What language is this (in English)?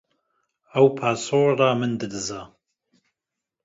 Kurdish